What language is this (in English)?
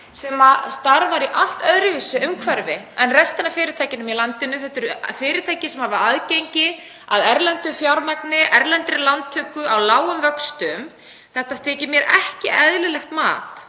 Icelandic